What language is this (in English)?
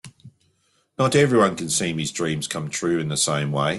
English